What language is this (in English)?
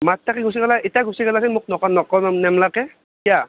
Assamese